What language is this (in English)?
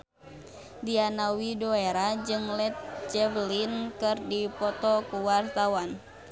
Sundanese